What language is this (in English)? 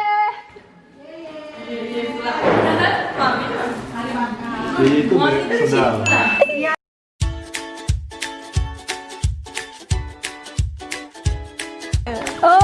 Indonesian